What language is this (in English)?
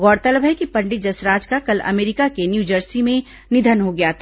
Hindi